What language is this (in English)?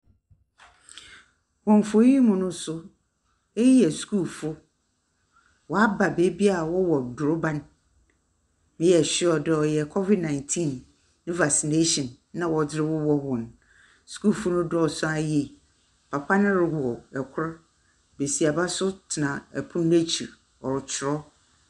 Akan